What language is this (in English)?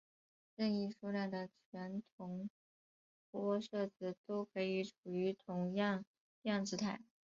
Chinese